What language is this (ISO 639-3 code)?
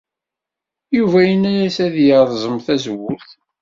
kab